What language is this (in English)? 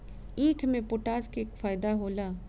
Bhojpuri